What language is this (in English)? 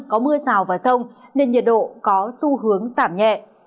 Vietnamese